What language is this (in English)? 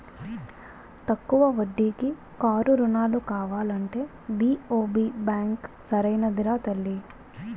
Telugu